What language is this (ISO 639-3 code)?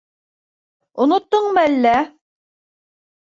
bak